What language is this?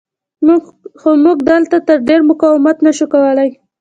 Pashto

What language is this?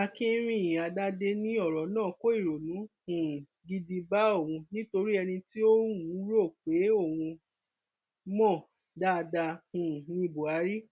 Yoruba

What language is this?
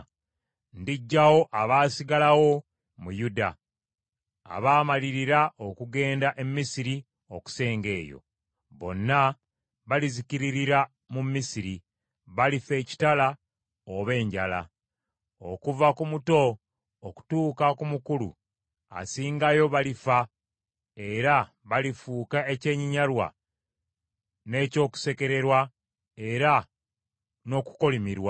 Ganda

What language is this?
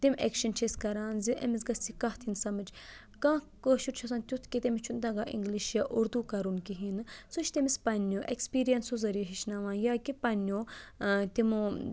Kashmiri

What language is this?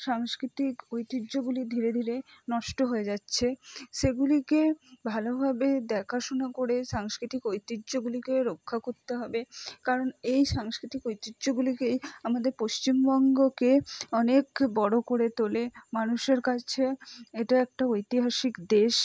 Bangla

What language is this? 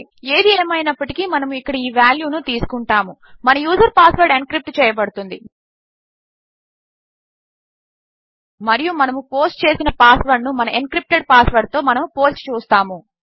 Telugu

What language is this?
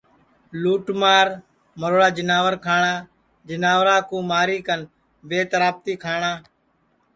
Sansi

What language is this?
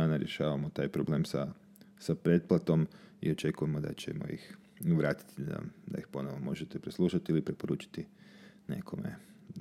Croatian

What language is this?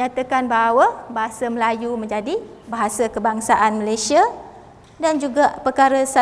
Malay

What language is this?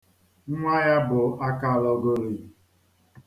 Igbo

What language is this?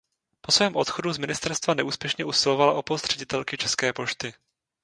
Czech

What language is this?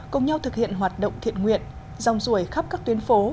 Vietnamese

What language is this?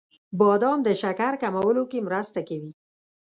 Pashto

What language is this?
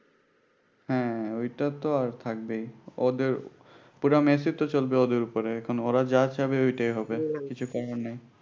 Bangla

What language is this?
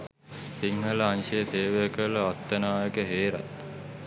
Sinhala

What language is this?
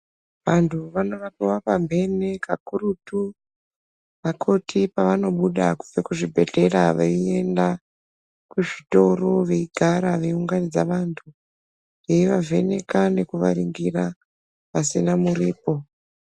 Ndau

